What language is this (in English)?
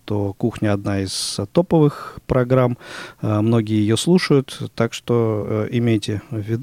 Russian